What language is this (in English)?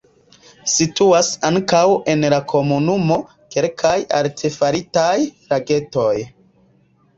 Esperanto